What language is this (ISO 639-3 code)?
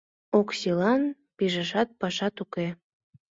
chm